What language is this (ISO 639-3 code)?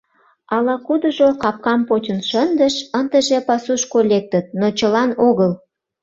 chm